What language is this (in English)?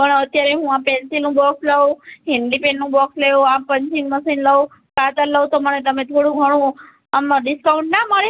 Gujarati